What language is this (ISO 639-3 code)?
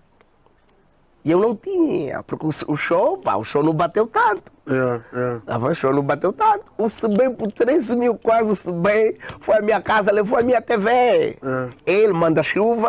por